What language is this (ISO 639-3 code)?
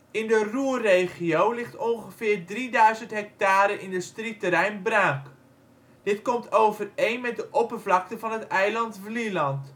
nld